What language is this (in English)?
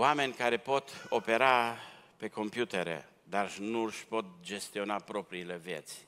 Romanian